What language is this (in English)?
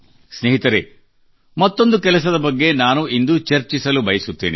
Kannada